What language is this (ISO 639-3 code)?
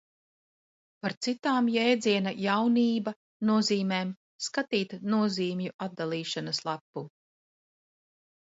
lav